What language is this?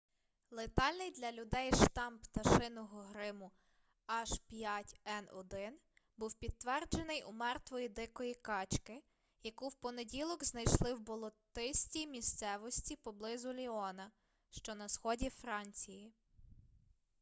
Ukrainian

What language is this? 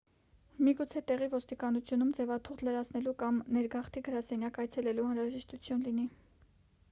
Armenian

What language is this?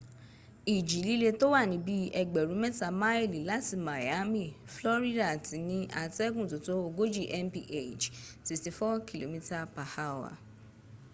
Yoruba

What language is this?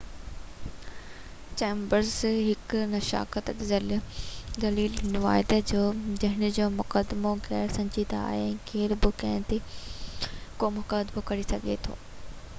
Sindhi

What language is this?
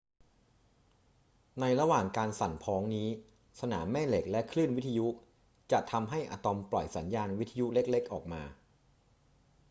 Thai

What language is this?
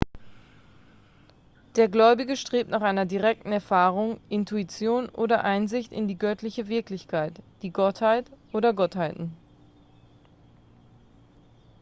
German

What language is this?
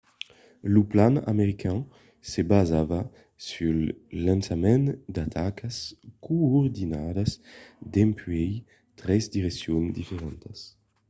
Occitan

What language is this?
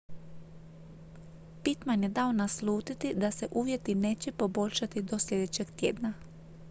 Croatian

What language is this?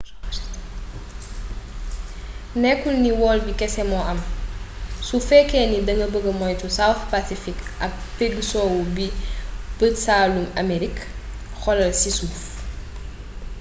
Wolof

